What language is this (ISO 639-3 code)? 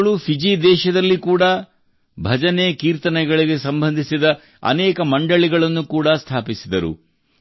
kan